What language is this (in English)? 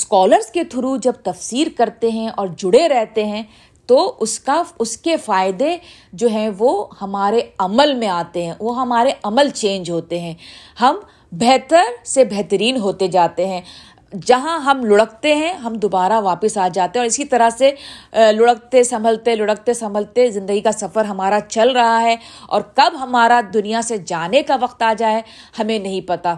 Urdu